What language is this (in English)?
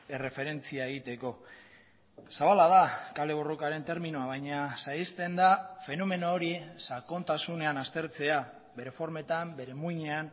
Basque